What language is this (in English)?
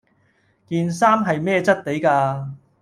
Cantonese